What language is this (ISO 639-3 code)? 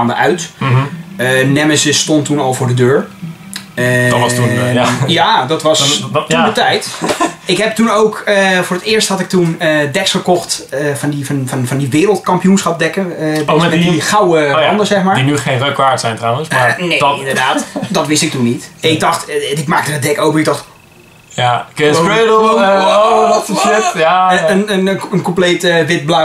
nld